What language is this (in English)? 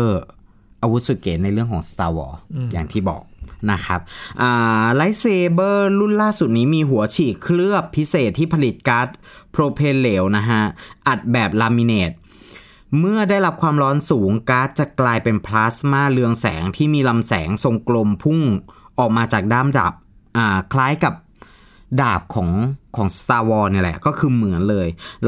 Thai